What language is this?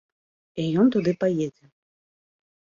Belarusian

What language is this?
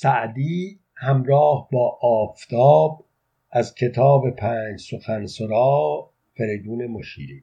Persian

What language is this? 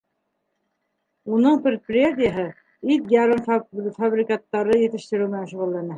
Bashkir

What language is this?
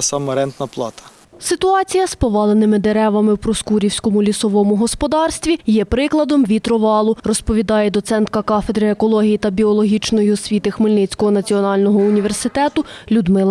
Ukrainian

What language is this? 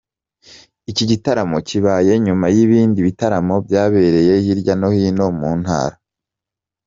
Kinyarwanda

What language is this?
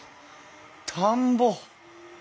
Japanese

